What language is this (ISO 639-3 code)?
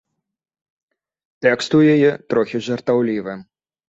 bel